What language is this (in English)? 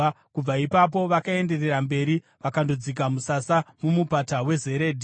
Shona